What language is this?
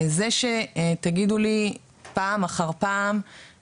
Hebrew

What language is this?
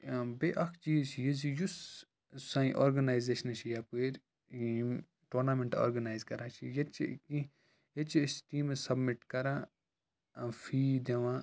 Kashmiri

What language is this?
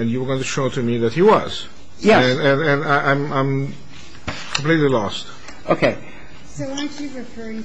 English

